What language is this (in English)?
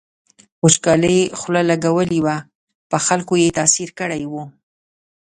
Pashto